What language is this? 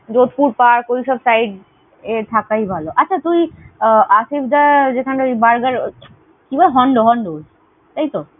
Bangla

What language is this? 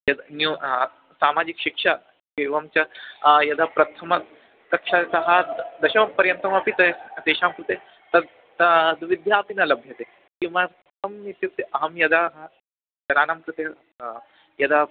Sanskrit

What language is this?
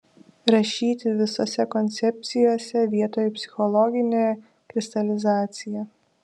Lithuanian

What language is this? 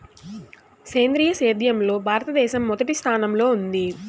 Telugu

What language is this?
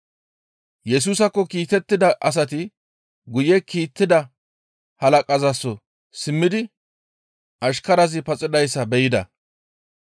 Gamo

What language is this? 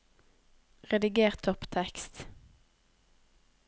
Norwegian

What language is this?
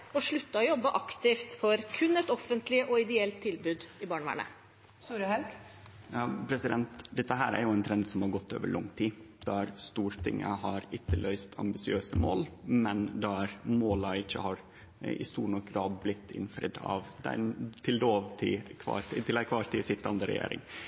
Norwegian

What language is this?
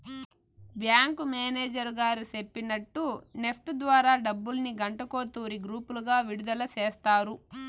Telugu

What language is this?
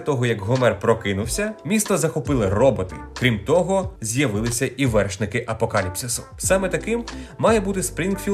Ukrainian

